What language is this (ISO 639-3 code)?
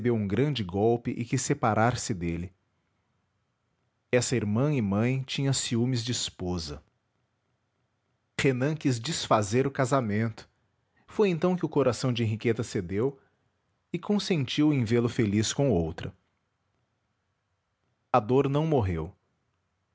por